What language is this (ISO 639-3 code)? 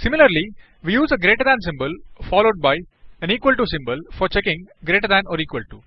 eng